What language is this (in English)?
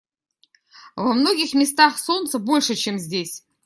Russian